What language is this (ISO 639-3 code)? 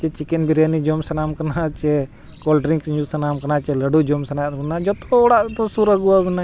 sat